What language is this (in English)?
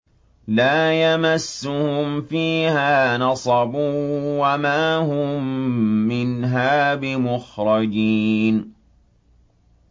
Arabic